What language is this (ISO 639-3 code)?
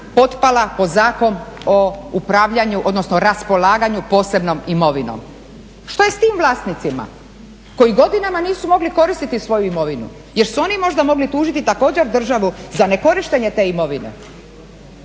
hrv